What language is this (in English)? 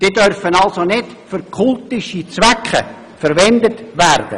Swiss German